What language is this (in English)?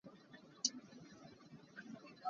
Hakha Chin